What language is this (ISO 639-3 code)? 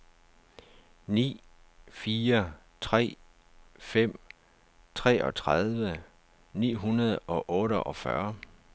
dan